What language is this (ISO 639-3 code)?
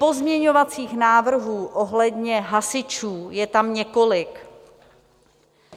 ces